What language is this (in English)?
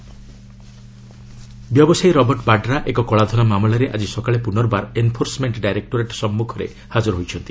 Odia